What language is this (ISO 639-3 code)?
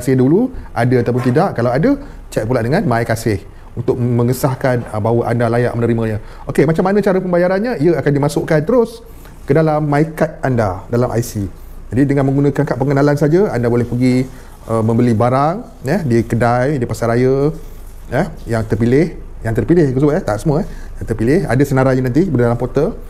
msa